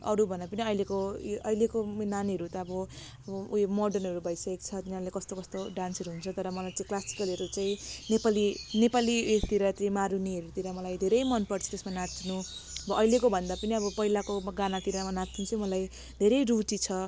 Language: Nepali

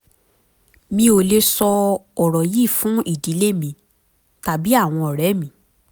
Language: Yoruba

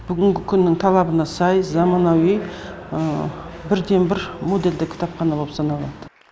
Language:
Kazakh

